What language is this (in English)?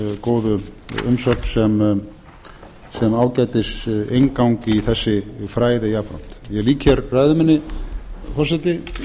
Icelandic